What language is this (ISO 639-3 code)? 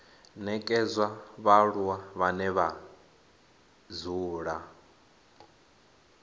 ven